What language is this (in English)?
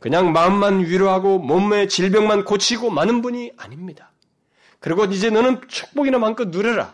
Korean